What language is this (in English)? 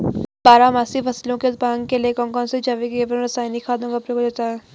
Hindi